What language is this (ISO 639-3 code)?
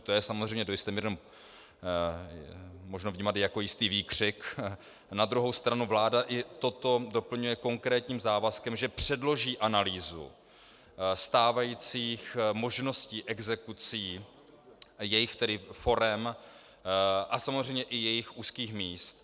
ces